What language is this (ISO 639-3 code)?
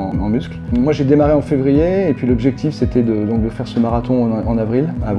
fra